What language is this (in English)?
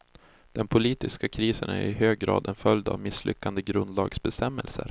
Swedish